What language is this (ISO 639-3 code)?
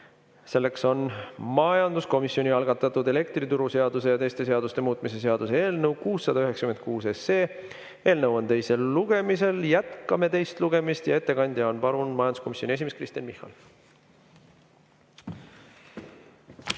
est